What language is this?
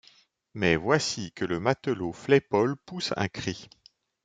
French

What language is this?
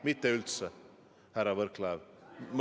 Estonian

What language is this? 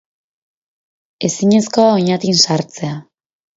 Basque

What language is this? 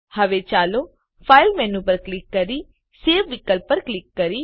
Gujarati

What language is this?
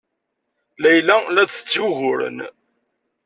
Kabyle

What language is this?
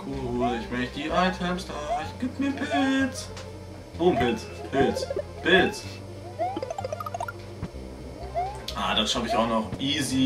German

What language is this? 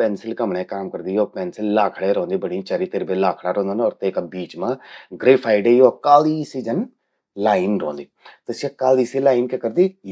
Garhwali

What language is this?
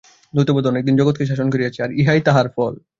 Bangla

